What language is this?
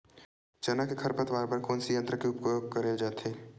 Chhattisgarhi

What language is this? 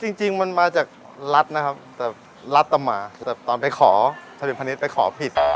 Thai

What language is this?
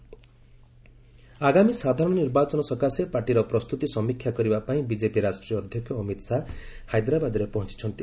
Odia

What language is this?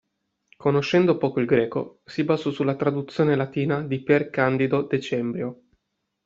Italian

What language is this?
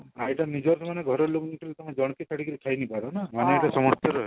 Odia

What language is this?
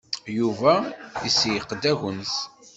Kabyle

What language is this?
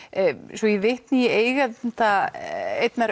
Icelandic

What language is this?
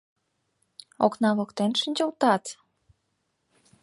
Mari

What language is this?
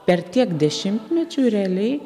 Lithuanian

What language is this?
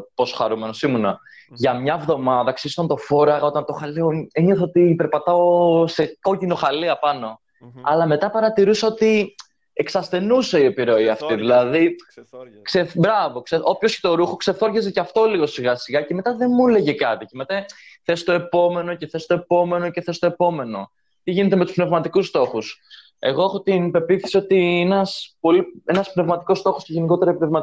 Greek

